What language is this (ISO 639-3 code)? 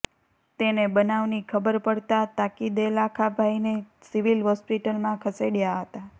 guj